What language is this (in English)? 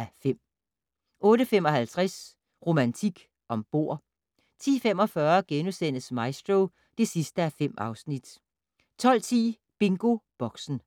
Danish